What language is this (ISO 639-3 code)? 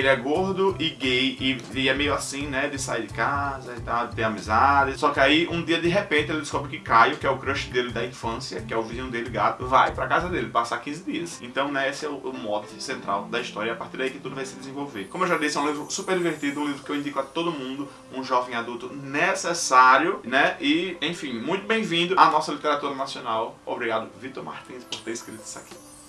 por